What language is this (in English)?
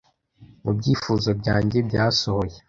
Kinyarwanda